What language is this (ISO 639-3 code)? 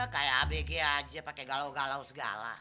ind